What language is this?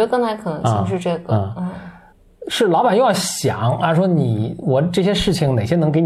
Chinese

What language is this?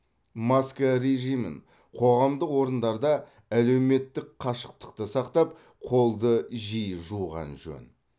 Kazakh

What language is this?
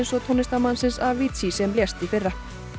Icelandic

